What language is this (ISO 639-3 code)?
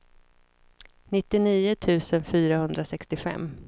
swe